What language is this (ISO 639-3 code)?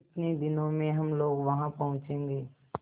hin